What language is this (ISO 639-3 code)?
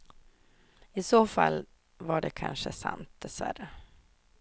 swe